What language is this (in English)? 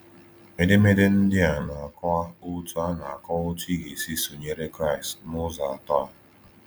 Igbo